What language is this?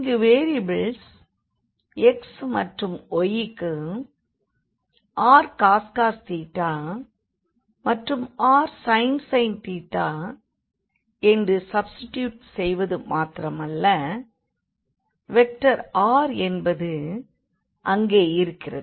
Tamil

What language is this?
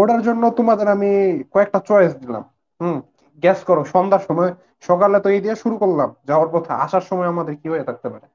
Bangla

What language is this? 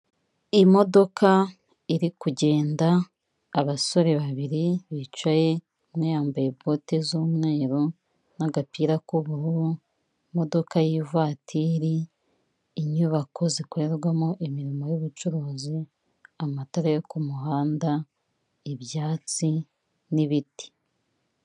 Kinyarwanda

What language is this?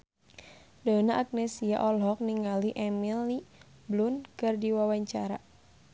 Sundanese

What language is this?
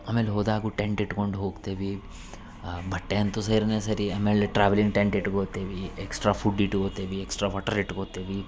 Kannada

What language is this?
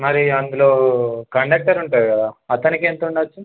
Telugu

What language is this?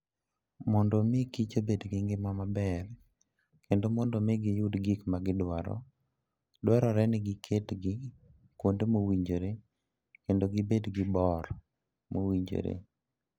Luo (Kenya and Tanzania)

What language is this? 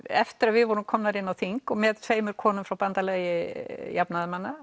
Icelandic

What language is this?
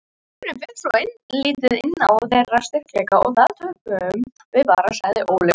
Icelandic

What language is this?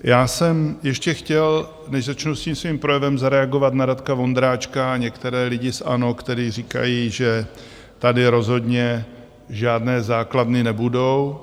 Czech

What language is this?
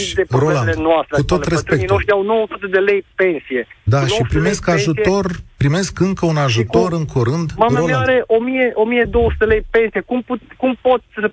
Romanian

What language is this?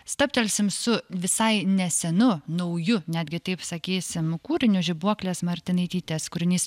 Lithuanian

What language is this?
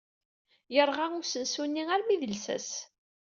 Kabyle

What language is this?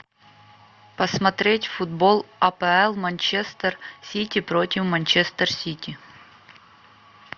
Russian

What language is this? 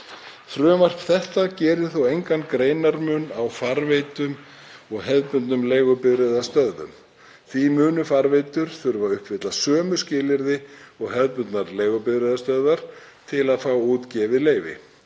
Icelandic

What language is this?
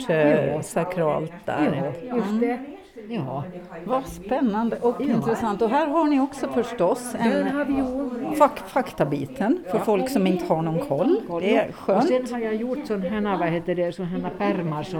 Swedish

